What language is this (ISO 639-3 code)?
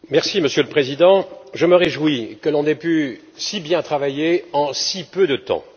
fra